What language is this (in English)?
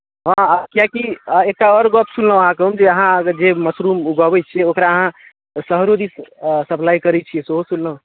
Maithili